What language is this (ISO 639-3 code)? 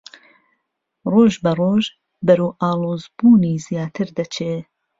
ckb